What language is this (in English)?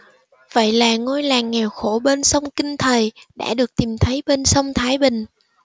Vietnamese